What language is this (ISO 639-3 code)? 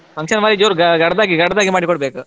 kan